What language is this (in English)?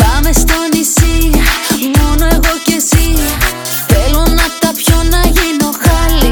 Greek